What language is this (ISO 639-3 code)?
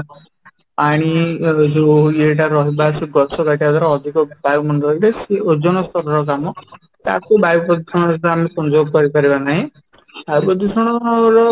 ori